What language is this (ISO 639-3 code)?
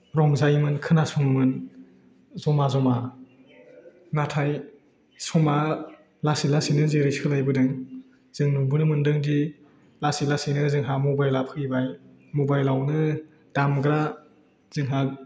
brx